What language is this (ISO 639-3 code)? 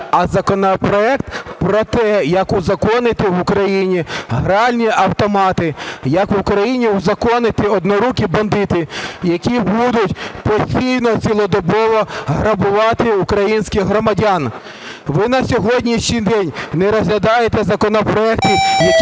ukr